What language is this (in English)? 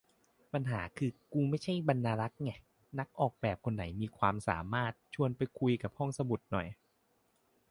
Thai